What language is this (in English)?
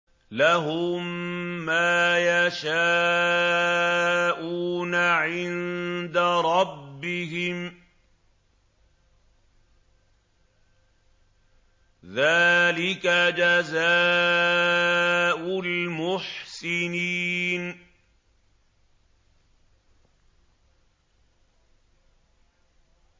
Arabic